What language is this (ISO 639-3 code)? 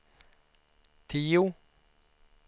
swe